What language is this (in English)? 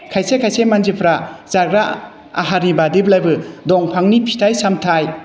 Bodo